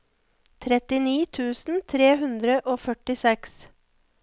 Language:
Norwegian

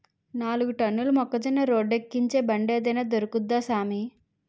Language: Telugu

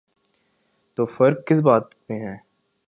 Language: Urdu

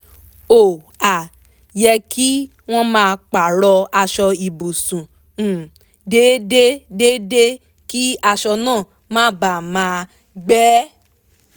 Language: Yoruba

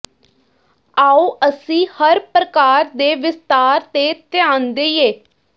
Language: Punjabi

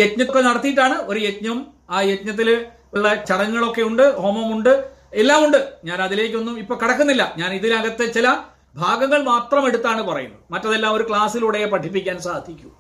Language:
Malayalam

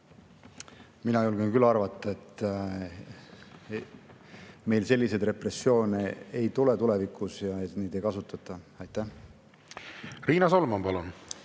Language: Estonian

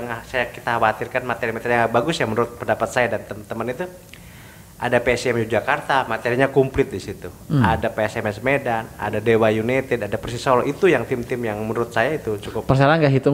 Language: Indonesian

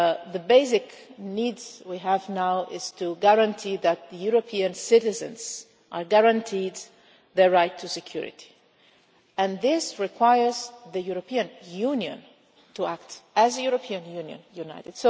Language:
English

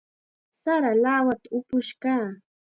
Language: Chiquián Ancash Quechua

